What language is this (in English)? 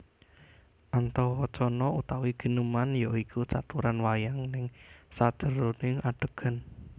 Javanese